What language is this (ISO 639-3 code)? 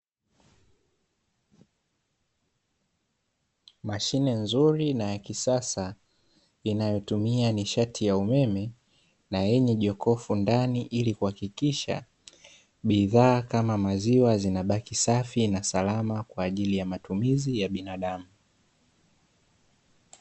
swa